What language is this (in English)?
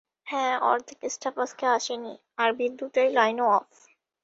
Bangla